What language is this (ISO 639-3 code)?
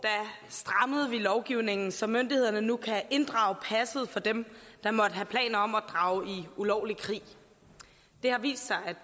dan